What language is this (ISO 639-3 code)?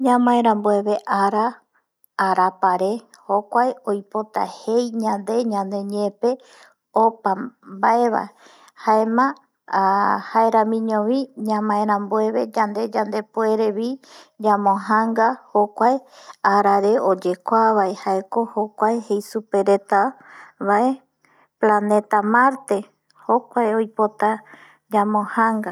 gui